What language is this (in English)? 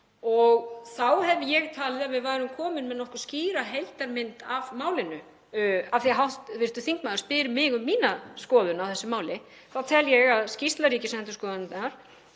Icelandic